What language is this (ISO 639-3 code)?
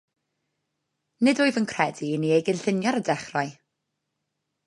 cym